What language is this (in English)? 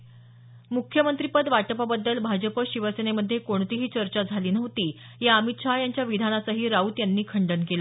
Marathi